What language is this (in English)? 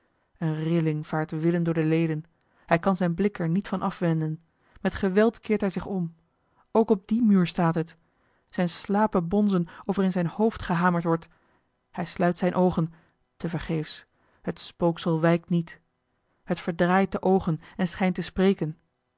Dutch